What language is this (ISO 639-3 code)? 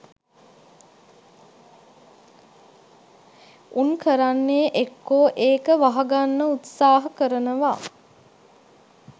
sin